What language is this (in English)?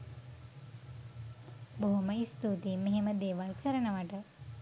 Sinhala